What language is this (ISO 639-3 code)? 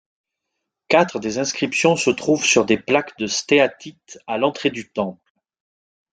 fra